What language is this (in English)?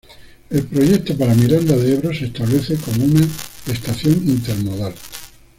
Spanish